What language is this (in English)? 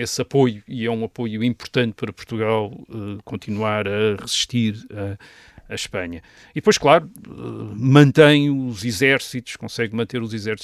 Portuguese